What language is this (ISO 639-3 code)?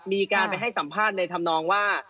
tha